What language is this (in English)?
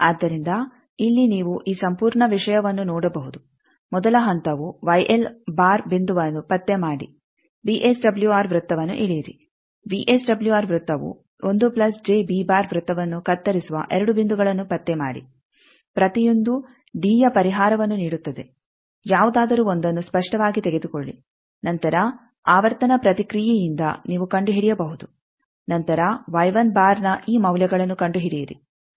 Kannada